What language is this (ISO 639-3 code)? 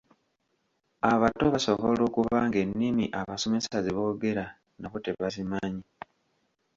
lug